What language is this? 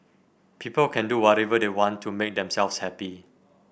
English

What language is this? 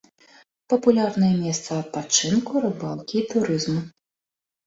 Belarusian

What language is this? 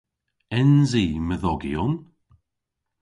Cornish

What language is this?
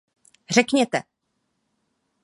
Czech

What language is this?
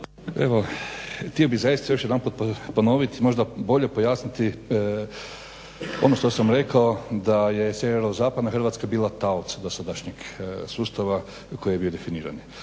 Croatian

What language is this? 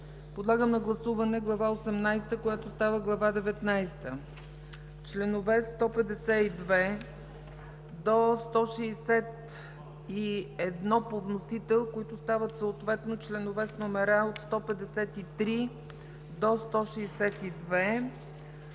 Bulgarian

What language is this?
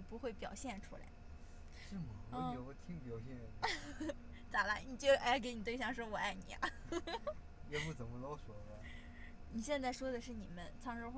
Chinese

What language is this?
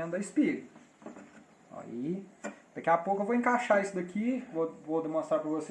Portuguese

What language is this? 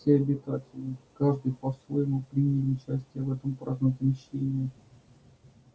Russian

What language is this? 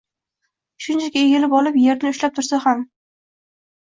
Uzbek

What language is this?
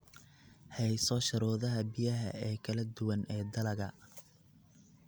Somali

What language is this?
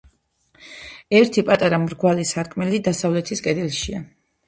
Georgian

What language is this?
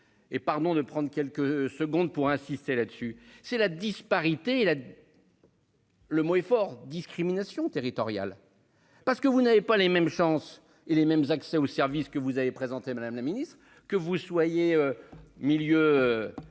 French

